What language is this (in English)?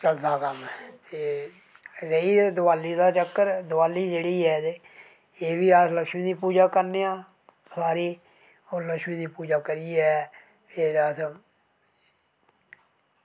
Dogri